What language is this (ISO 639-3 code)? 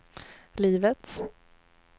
swe